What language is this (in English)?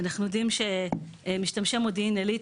Hebrew